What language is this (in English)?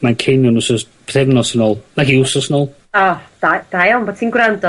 Welsh